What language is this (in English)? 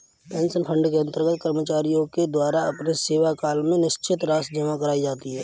Hindi